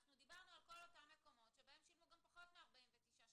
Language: Hebrew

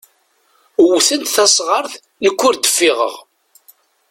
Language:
Kabyle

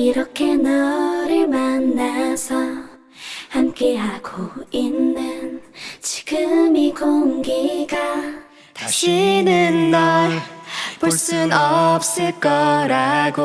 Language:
Korean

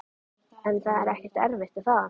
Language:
Icelandic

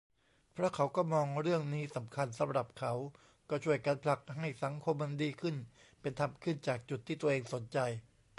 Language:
Thai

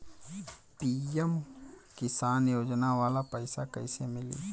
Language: Bhojpuri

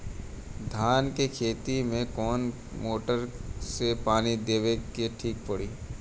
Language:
Bhojpuri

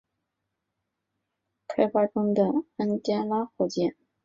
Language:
Chinese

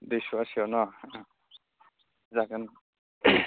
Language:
Bodo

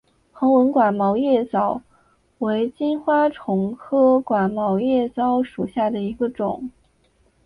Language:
Chinese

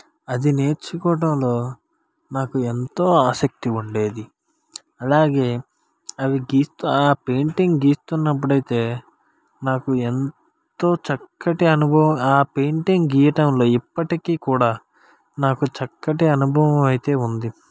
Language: Telugu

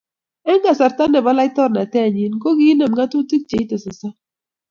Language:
Kalenjin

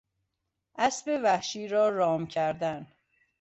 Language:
Persian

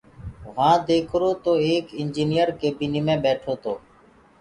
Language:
Gurgula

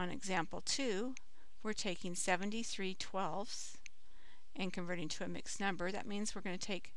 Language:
English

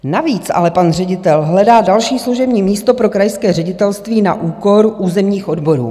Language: Czech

